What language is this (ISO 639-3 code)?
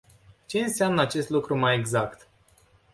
ron